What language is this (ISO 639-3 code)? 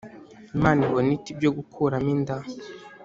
kin